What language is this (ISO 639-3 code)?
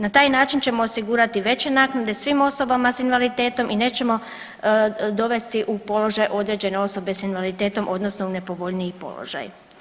hrv